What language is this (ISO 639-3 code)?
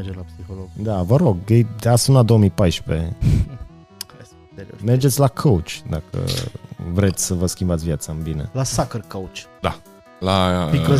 ron